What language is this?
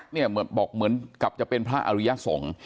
Thai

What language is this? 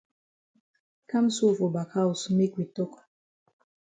Cameroon Pidgin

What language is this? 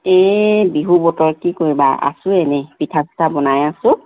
Assamese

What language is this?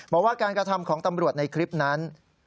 Thai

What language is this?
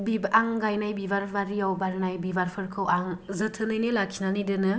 Bodo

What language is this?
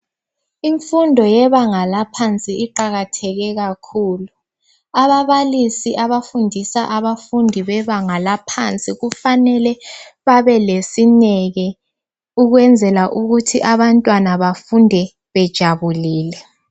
North Ndebele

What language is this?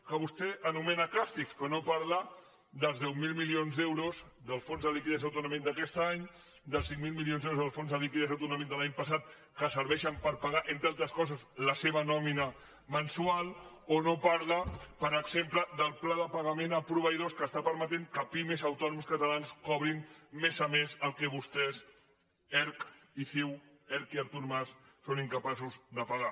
Catalan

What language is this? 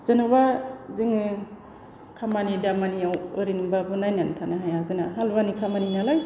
Bodo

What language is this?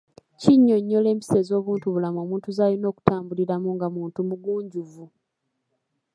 Ganda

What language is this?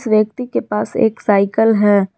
Hindi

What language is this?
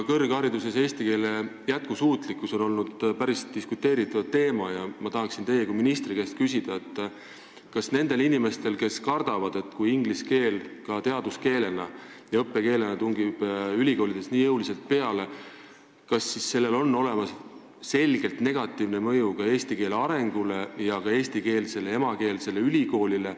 Estonian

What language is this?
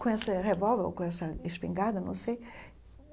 Portuguese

